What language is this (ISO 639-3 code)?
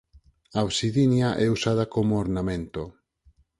glg